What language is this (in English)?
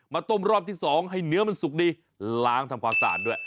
Thai